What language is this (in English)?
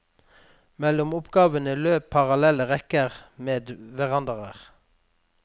Norwegian